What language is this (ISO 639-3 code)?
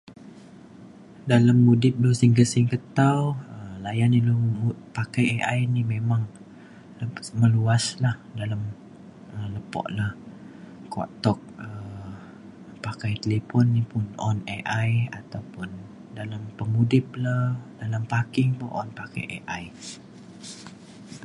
xkl